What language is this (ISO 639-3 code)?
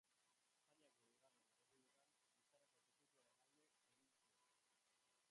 eus